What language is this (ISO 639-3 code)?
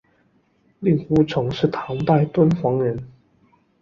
zho